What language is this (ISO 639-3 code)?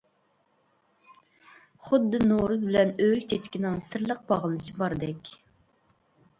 uig